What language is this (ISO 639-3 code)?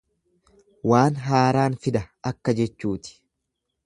orm